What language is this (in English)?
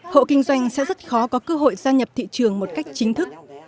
Vietnamese